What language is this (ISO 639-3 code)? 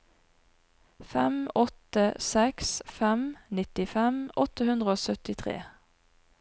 nor